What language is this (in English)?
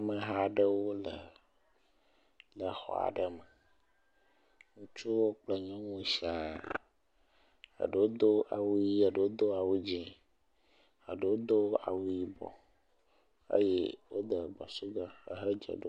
Ewe